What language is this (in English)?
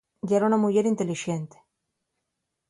Asturian